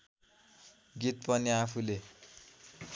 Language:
Nepali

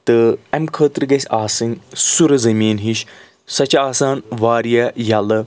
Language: Kashmiri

